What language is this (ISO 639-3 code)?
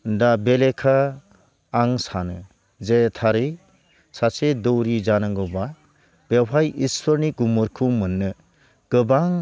brx